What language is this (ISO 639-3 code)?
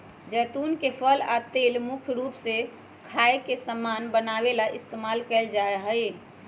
mag